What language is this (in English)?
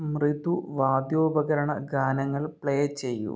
Malayalam